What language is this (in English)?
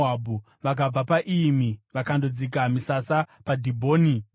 Shona